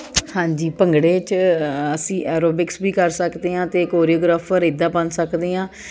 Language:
Punjabi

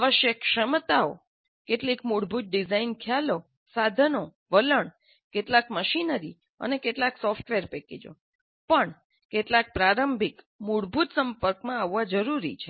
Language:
Gujarati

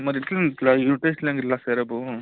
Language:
Telugu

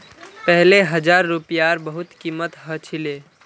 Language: Magahi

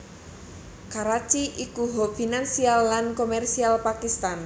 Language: Javanese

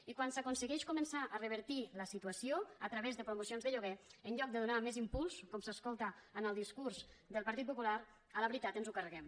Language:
Catalan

